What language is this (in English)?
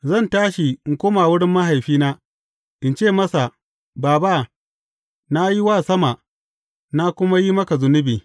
Hausa